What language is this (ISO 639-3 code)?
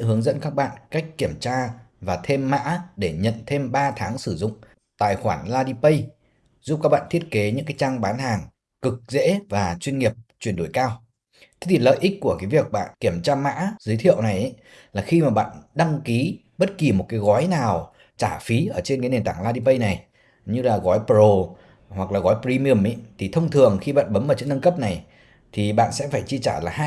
vie